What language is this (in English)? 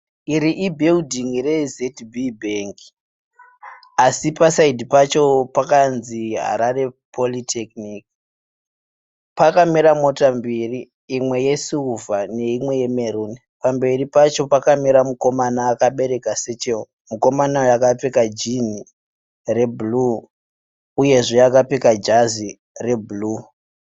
Shona